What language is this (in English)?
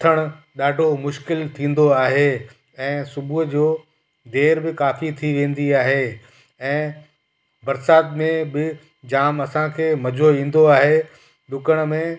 Sindhi